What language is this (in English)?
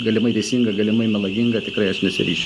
Lithuanian